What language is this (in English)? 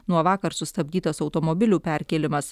Lithuanian